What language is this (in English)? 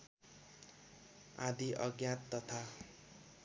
Nepali